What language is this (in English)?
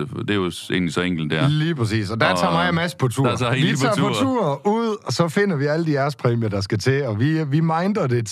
Danish